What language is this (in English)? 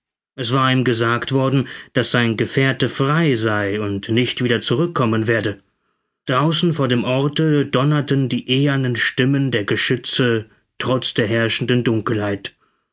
German